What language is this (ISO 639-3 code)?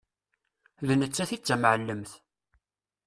kab